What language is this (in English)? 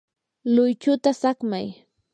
Yanahuanca Pasco Quechua